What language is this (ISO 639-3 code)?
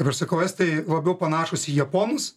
lit